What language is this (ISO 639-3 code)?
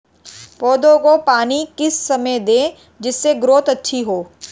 hin